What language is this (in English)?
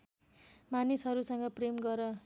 Nepali